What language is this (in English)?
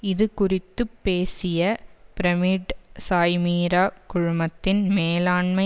Tamil